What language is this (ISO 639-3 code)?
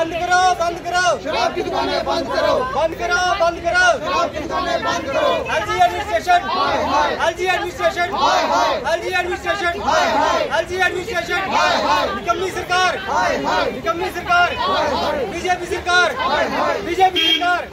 hin